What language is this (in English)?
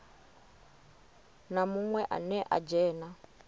Venda